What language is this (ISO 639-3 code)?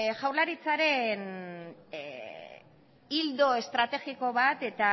eus